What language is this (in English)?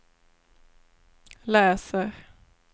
Swedish